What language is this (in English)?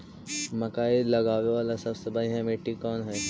Magahi